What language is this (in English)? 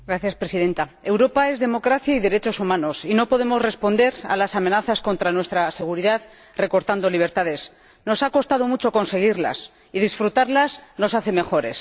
Spanish